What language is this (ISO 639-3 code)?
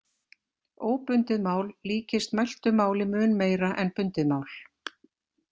isl